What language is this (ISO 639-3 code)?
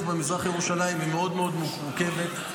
heb